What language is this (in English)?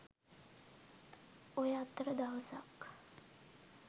Sinhala